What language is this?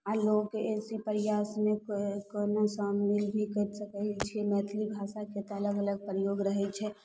Maithili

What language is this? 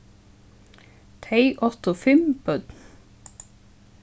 Faroese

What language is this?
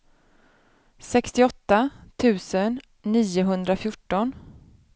Swedish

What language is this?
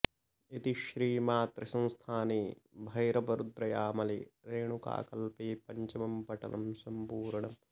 Sanskrit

